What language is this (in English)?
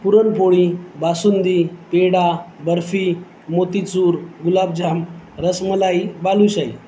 Marathi